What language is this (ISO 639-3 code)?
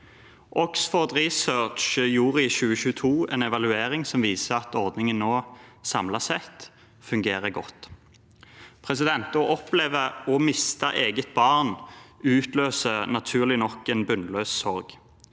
nor